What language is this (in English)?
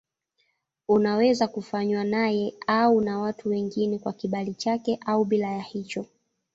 Swahili